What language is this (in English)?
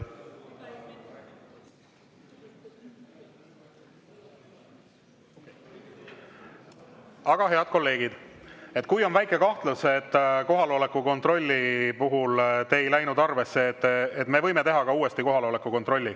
Estonian